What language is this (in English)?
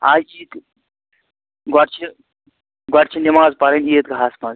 Kashmiri